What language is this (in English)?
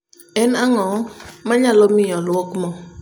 Luo (Kenya and Tanzania)